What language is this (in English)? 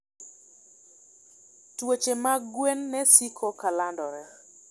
Luo (Kenya and Tanzania)